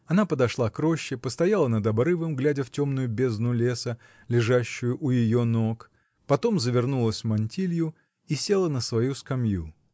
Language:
Russian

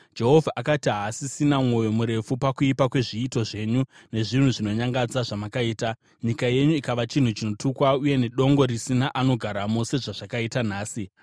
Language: Shona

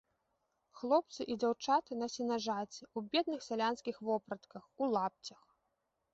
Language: Belarusian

